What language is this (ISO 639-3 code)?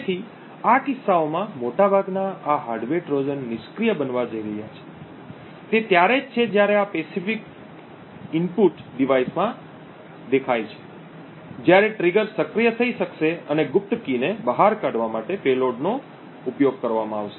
guj